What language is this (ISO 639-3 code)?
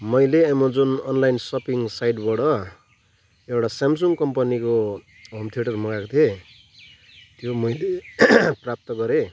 nep